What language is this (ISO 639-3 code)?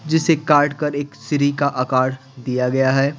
hin